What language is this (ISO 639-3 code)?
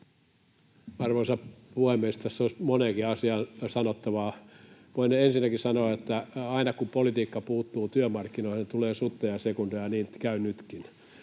fin